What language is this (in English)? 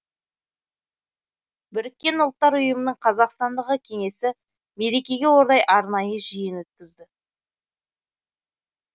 Kazakh